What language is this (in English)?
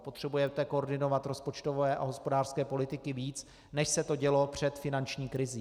Czech